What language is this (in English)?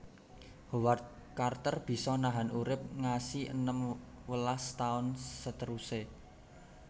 Javanese